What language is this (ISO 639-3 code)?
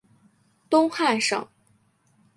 zho